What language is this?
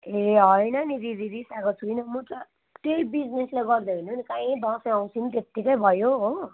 Nepali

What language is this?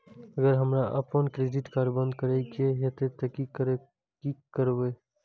Maithili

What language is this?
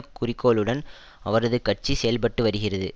Tamil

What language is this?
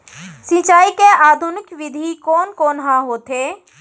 Chhattisgarhi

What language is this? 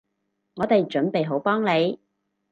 Cantonese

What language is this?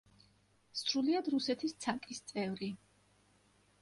Georgian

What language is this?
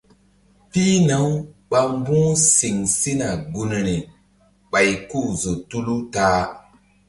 Mbum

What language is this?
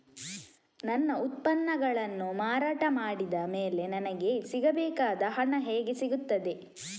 Kannada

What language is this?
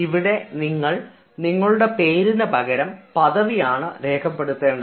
Malayalam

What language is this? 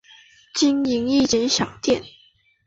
Chinese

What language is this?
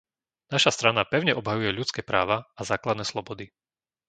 Slovak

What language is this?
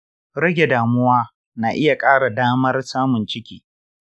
Hausa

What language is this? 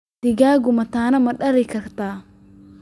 Somali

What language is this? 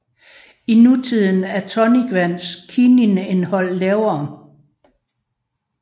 Danish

